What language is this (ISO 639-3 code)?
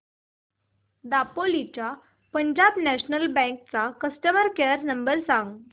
mar